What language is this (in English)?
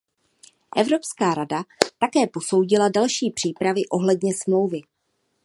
Czech